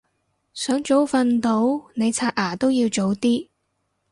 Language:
Cantonese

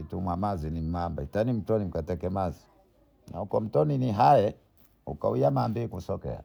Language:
Bondei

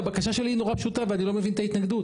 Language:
Hebrew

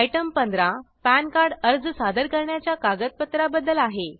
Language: Marathi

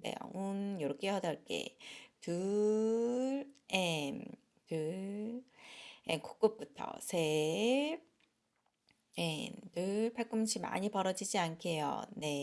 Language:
Korean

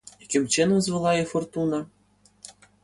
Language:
Ukrainian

